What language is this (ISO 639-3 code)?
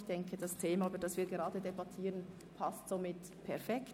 gsw